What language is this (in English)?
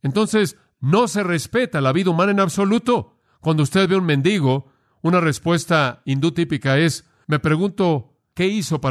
Spanish